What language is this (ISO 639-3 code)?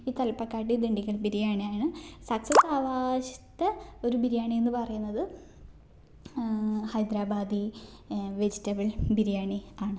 mal